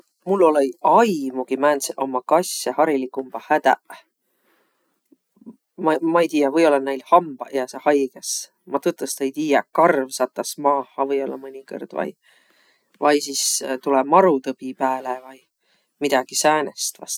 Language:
Võro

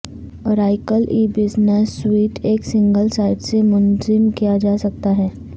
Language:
Urdu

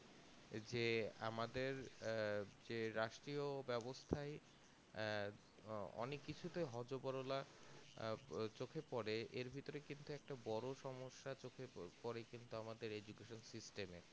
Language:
Bangla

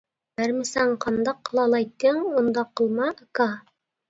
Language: Uyghur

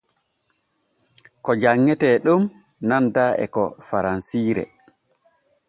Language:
Borgu Fulfulde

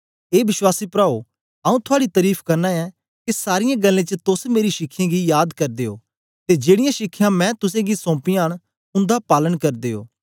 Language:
Dogri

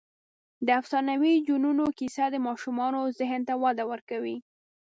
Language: Pashto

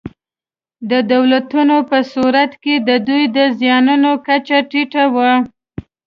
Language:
Pashto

